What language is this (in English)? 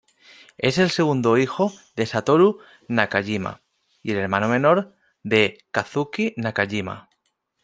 Spanish